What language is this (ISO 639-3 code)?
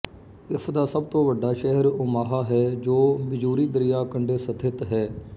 pan